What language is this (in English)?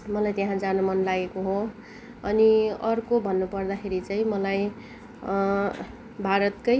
Nepali